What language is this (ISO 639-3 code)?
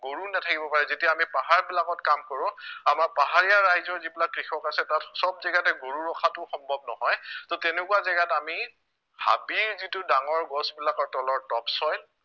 asm